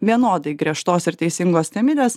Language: Lithuanian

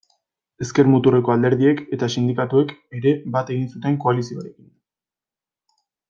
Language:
Basque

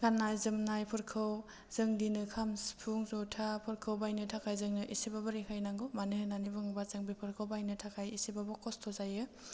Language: Bodo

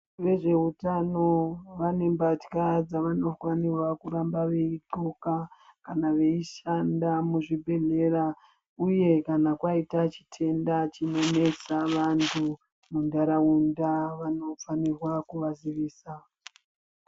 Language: Ndau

